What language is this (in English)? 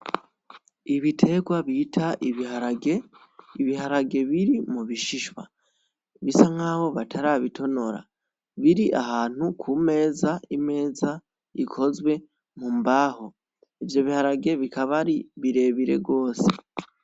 Rundi